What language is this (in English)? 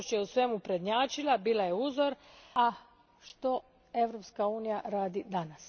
Croatian